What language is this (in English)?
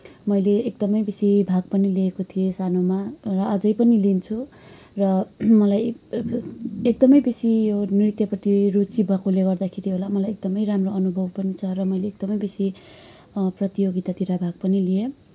Nepali